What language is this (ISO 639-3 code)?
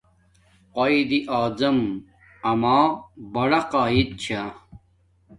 dmk